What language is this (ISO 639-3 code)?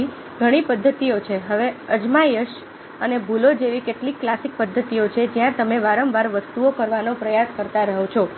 guj